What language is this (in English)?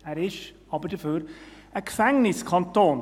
Swiss German